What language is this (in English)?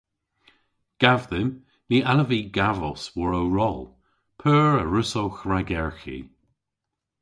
Cornish